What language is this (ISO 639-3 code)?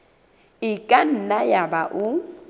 sot